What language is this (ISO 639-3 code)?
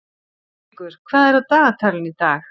isl